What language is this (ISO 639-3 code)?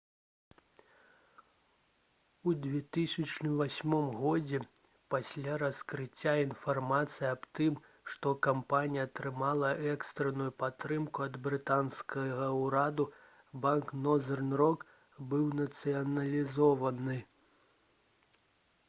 bel